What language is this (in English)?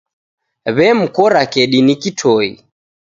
Taita